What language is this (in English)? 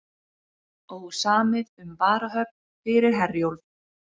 Icelandic